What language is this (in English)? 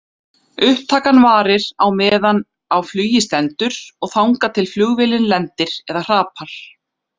Icelandic